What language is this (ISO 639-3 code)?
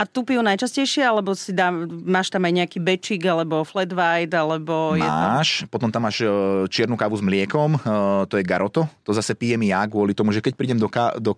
slk